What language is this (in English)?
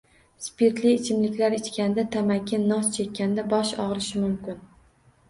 Uzbek